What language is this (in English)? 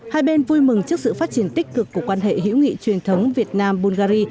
Vietnamese